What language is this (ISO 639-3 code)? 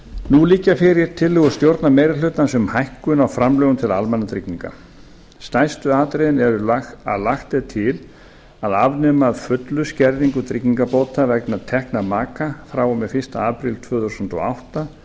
isl